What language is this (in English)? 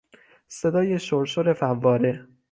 Persian